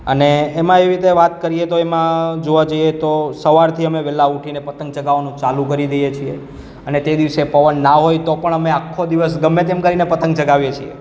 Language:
Gujarati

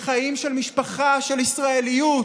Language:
Hebrew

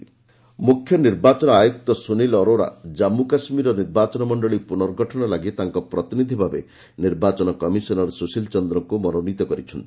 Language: Odia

